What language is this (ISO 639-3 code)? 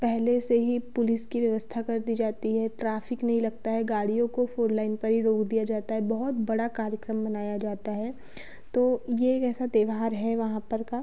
hin